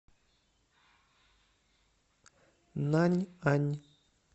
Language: Russian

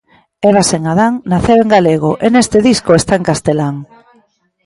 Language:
Galician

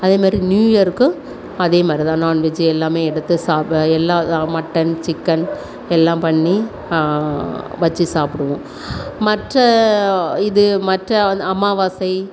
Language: Tamil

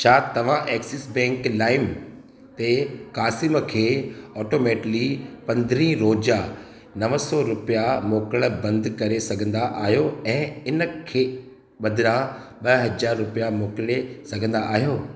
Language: Sindhi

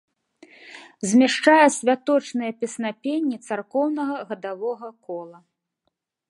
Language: Belarusian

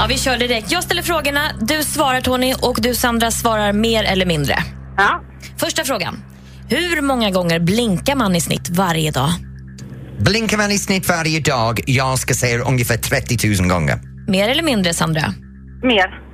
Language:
Swedish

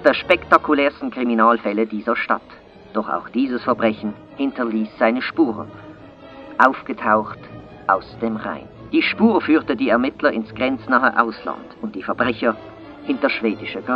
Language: German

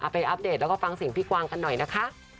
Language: Thai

